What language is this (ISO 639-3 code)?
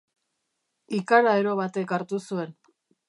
eus